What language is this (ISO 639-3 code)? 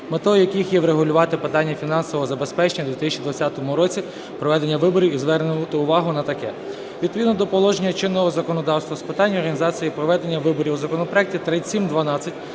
ukr